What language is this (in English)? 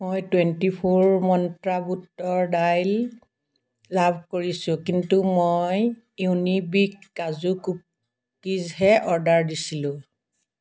Assamese